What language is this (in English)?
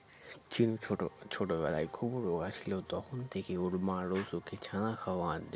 Bangla